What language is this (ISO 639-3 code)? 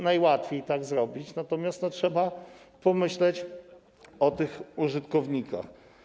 pol